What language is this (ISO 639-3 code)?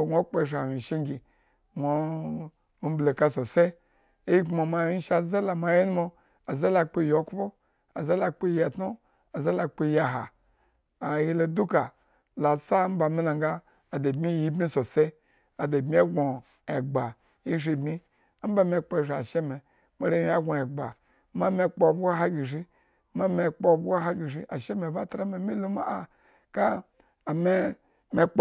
ego